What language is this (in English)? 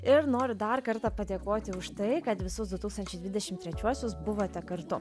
Lithuanian